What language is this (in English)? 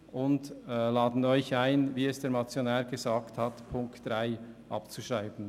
Swiss German